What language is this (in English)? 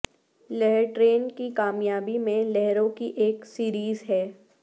Urdu